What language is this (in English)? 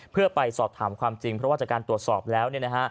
Thai